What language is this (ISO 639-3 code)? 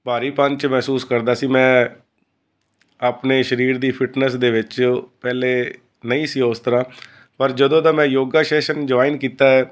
pan